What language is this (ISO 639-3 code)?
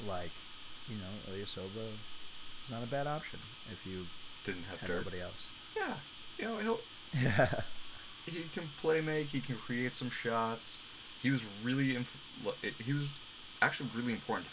eng